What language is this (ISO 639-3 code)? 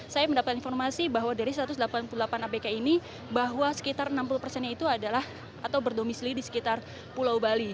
ind